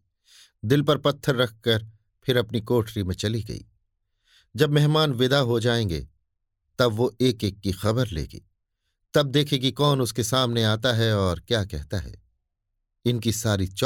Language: Hindi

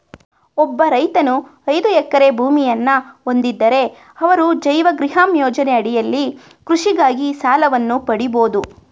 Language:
Kannada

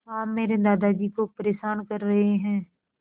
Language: Hindi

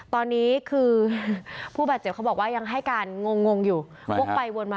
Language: Thai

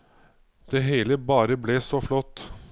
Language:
Norwegian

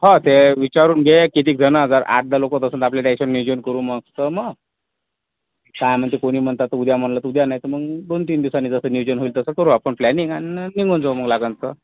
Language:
Marathi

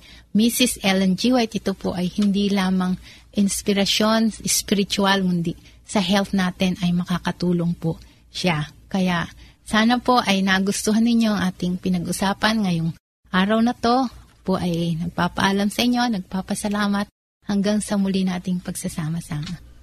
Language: Filipino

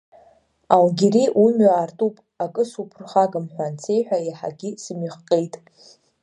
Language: Abkhazian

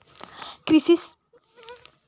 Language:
Chhattisgarhi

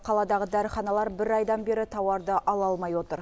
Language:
Kazakh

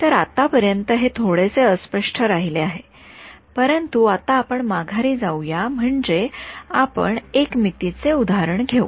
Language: Marathi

